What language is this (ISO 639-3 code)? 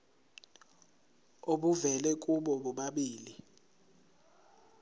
zul